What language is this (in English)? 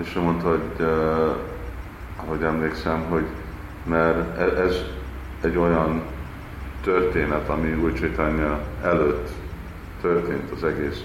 Hungarian